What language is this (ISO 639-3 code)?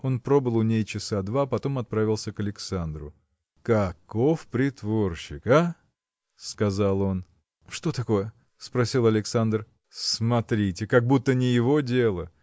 rus